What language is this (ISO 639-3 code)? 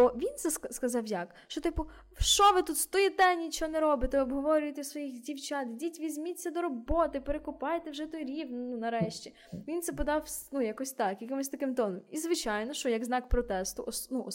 ukr